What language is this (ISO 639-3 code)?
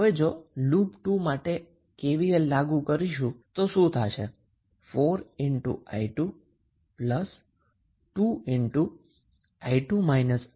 guj